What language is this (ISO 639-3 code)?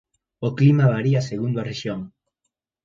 glg